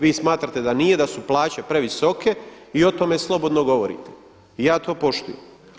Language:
Croatian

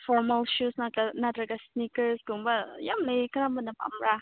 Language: Manipuri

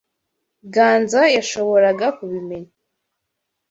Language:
Kinyarwanda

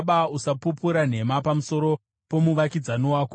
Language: Shona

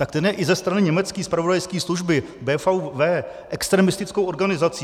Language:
Czech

